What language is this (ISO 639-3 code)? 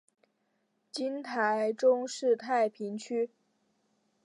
zho